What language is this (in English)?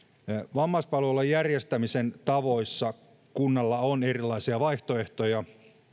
Finnish